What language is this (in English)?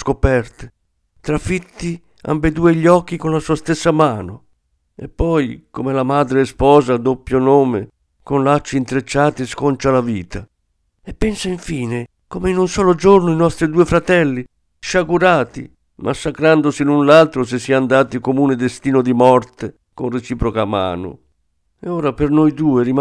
Italian